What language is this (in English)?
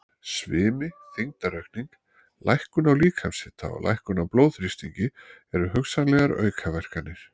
Icelandic